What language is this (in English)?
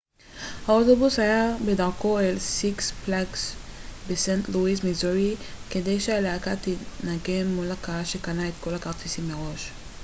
Hebrew